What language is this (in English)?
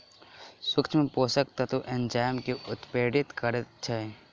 Maithili